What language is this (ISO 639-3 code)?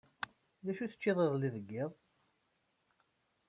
kab